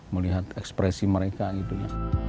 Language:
Indonesian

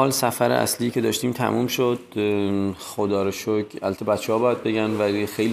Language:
Persian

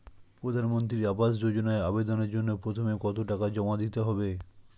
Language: Bangla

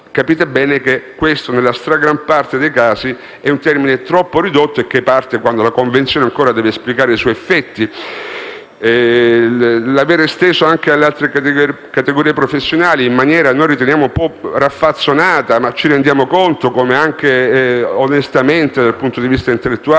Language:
Italian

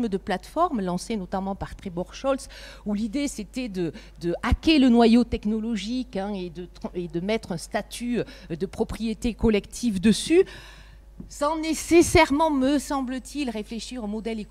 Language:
French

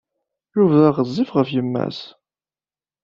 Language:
Kabyle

